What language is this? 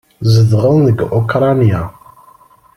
Kabyle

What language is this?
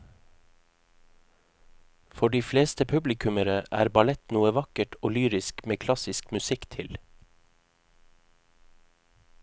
Norwegian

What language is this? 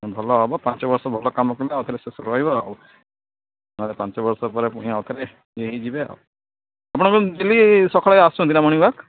Odia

